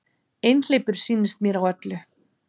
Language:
Icelandic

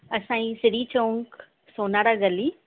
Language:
Sindhi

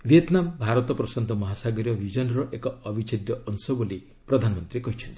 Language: Odia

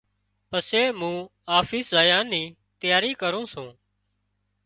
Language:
Wadiyara Koli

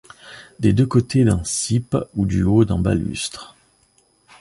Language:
French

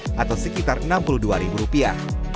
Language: Indonesian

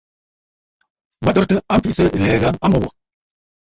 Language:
Bafut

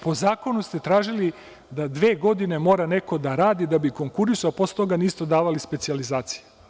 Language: Serbian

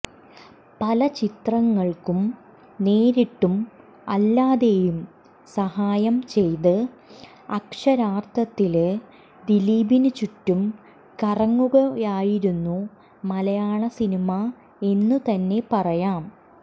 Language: Malayalam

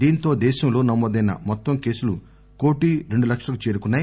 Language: Telugu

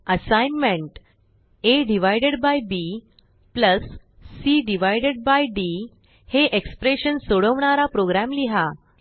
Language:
Marathi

